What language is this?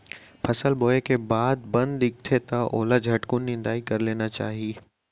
Chhattisgarhi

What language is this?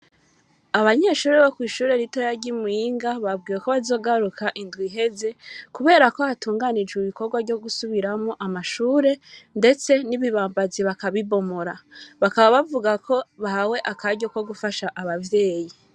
Rundi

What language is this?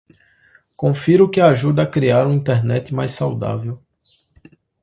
Portuguese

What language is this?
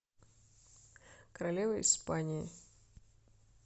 Russian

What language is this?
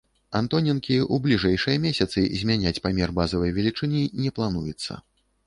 Belarusian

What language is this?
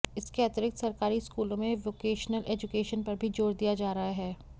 Hindi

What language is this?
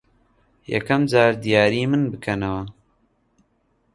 Central Kurdish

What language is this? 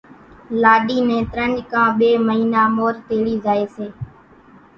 Kachi Koli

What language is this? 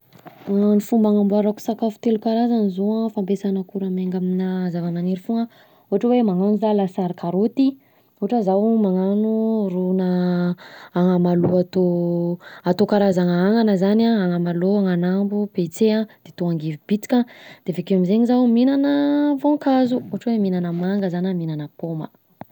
Southern Betsimisaraka Malagasy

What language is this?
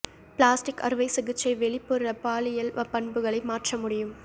Tamil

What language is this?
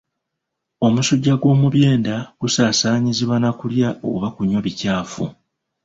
Ganda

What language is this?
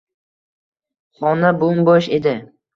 Uzbek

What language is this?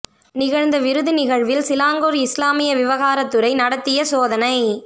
Tamil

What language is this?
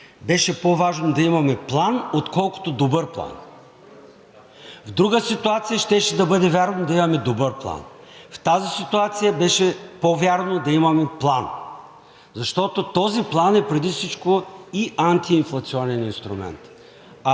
Bulgarian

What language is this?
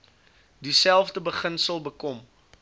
Afrikaans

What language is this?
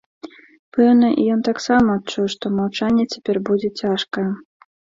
Belarusian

